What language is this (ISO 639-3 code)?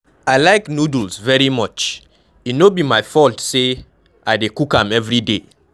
pcm